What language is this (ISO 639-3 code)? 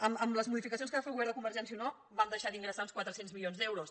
cat